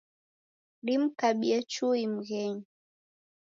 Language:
Taita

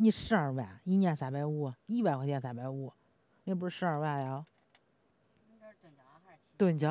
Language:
Chinese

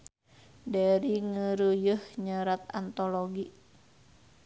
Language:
Sundanese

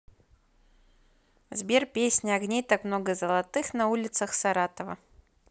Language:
Russian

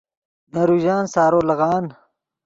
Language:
Yidgha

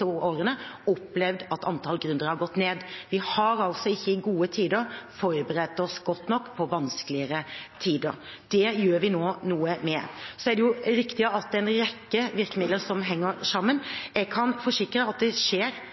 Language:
Norwegian Bokmål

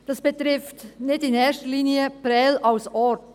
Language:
Swiss German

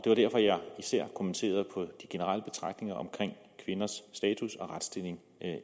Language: Danish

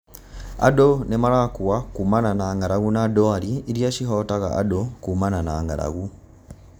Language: Kikuyu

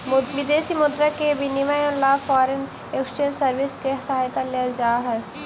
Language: Magahi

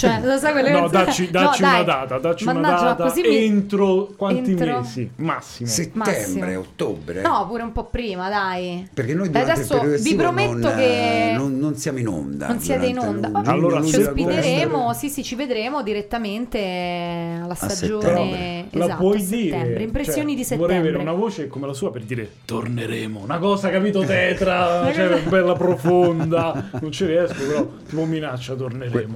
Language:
Italian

